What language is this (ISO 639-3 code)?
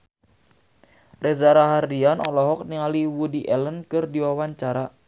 sun